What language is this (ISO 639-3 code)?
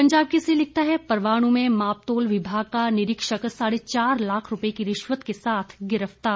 hin